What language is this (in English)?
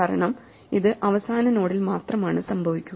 Malayalam